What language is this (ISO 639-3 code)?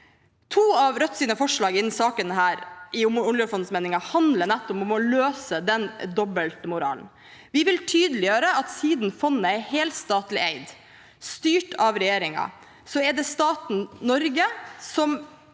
nor